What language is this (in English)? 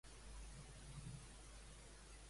Catalan